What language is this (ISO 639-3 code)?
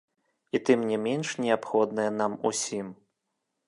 bel